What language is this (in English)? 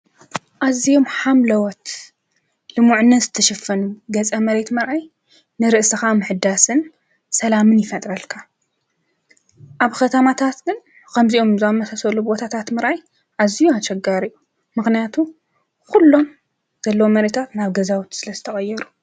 Tigrinya